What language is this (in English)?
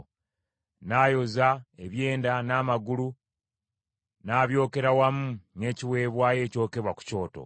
Ganda